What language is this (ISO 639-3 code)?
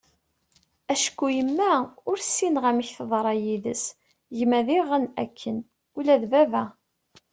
kab